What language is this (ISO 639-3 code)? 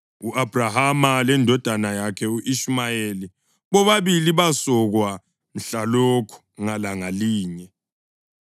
nde